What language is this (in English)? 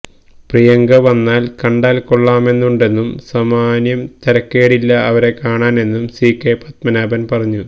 Malayalam